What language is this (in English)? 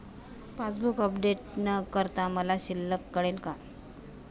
Marathi